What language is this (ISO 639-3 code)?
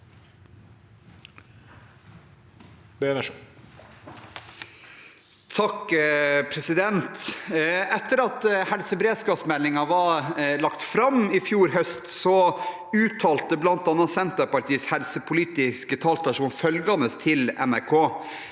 nor